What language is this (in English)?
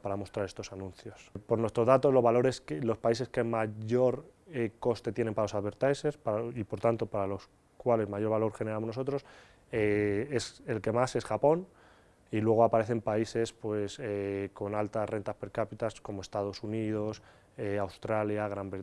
Spanish